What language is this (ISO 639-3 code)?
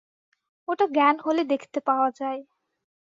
ben